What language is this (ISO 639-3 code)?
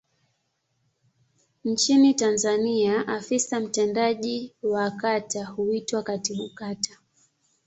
swa